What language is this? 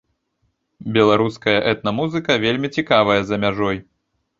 Belarusian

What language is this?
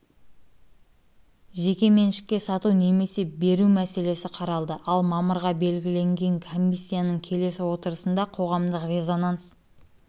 Kazakh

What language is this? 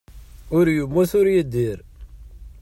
Kabyle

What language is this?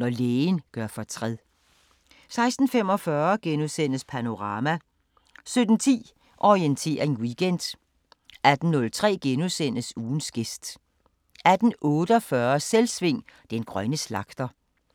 Danish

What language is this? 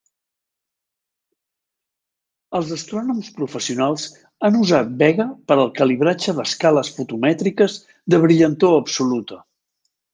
Catalan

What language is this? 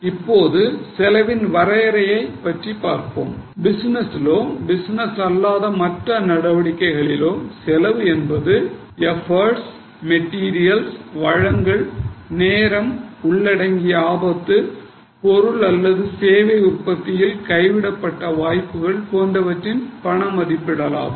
Tamil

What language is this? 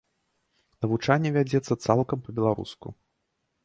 Belarusian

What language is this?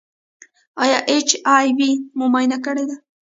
Pashto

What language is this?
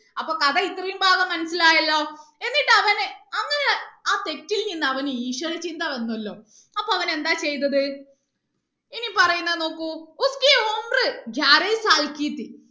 Malayalam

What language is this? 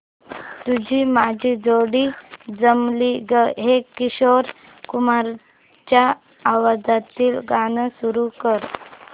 Marathi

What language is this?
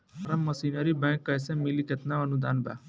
Bhojpuri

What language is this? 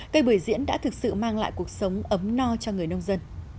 Vietnamese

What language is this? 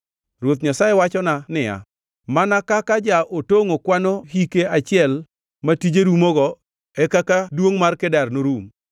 Luo (Kenya and Tanzania)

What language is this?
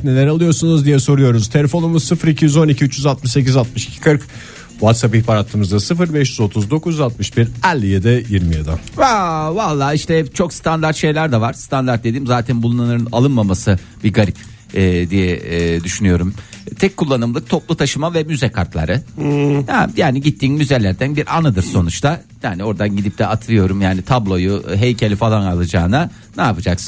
Turkish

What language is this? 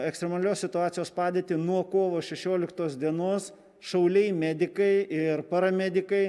Lithuanian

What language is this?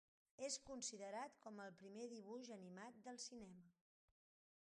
Catalan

